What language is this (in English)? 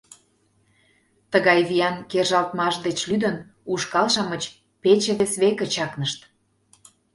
Mari